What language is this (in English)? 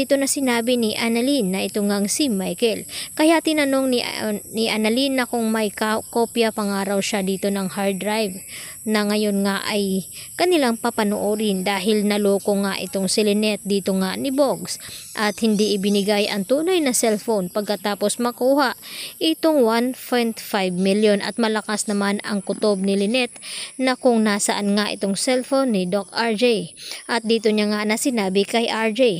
Filipino